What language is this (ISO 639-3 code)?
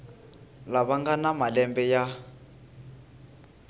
tso